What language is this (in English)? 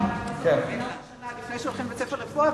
Hebrew